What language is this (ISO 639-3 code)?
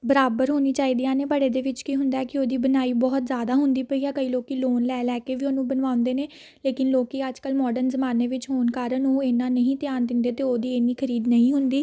pan